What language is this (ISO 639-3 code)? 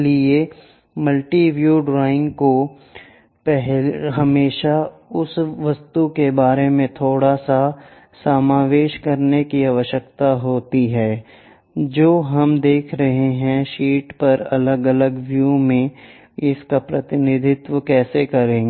hin